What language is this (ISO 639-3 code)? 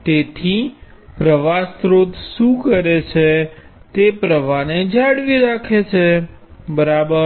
guj